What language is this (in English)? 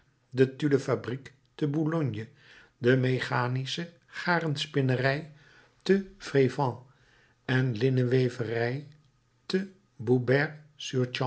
Dutch